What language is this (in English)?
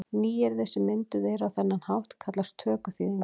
Icelandic